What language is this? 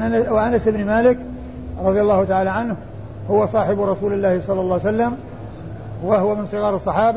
Arabic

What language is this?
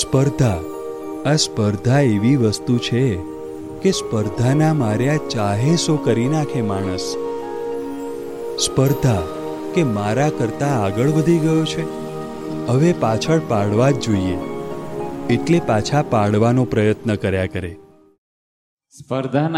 Gujarati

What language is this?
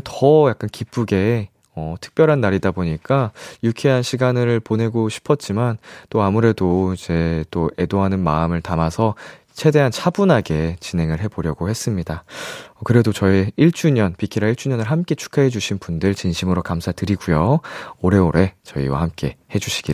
Korean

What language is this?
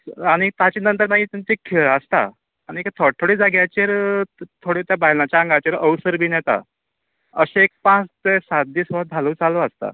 Konkani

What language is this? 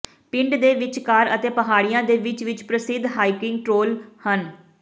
Punjabi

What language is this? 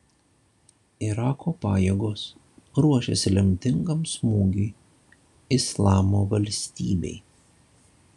Lithuanian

